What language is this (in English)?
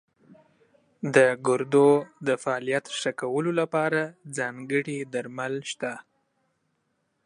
Pashto